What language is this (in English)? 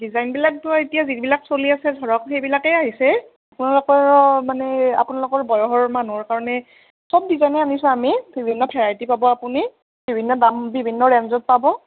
Assamese